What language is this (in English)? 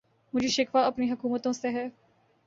Urdu